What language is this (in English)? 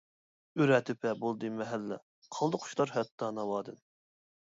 Uyghur